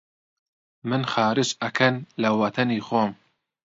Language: Central Kurdish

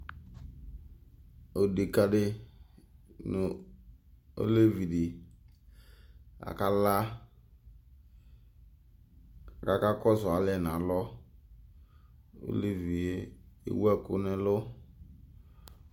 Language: Ikposo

